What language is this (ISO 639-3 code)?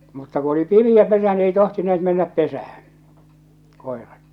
fin